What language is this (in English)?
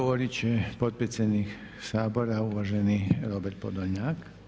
Croatian